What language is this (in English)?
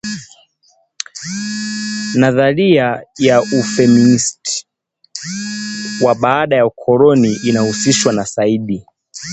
Swahili